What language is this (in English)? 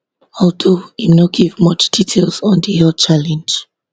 Nigerian Pidgin